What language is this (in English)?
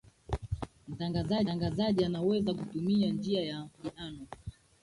Swahili